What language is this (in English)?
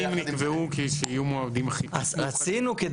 Hebrew